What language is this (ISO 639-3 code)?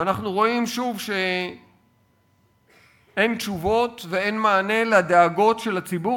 heb